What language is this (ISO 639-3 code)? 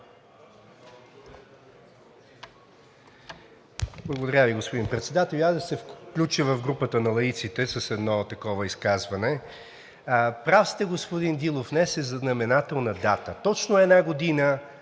bul